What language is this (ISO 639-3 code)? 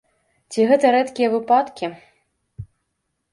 bel